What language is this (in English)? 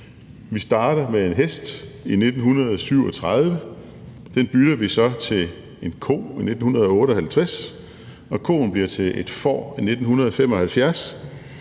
Danish